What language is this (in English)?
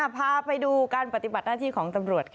Thai